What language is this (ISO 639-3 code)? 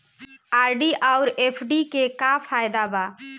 bho